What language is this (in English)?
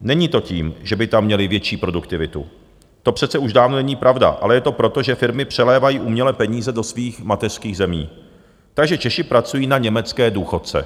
Czech